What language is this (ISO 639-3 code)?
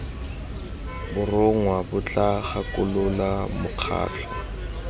tsn